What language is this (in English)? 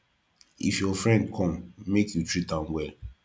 Nigerian Pidgin